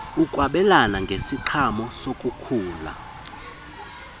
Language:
Xhosa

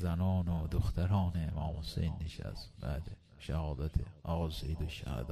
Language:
Persian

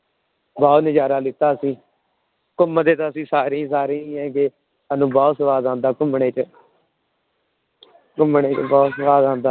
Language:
Punjabi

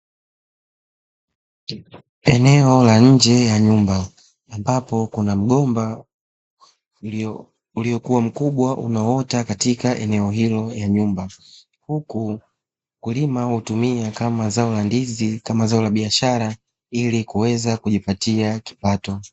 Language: Swahili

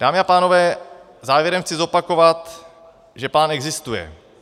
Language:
Czech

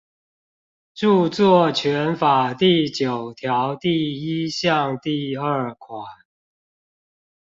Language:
Chinese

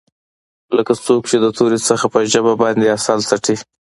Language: Pashto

